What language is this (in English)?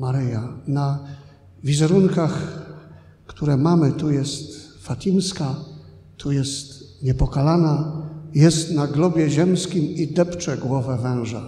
Polish